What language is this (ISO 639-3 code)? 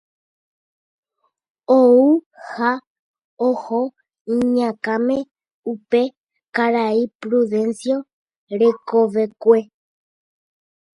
grn